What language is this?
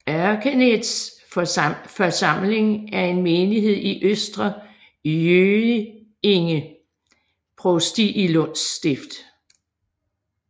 Danish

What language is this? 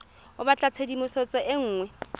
Tswana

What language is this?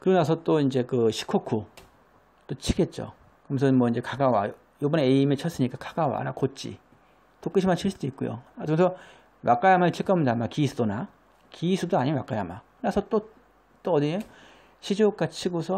Korean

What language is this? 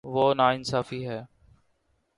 Urdu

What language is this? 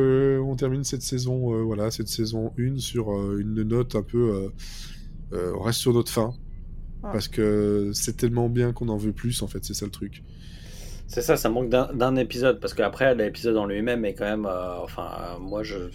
French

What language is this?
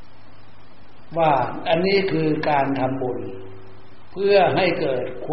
Thai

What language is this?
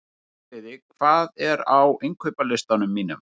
Icelandic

